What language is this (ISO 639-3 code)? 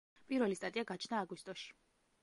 kat